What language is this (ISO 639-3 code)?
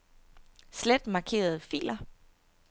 dan